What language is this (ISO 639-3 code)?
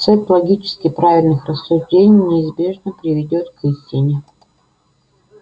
rus